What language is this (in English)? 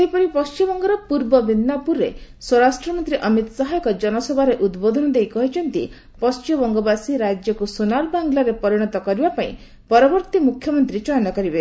Odia